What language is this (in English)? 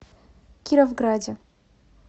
Russian